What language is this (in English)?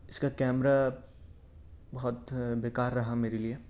Urdu